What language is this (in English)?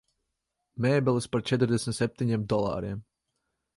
Latvian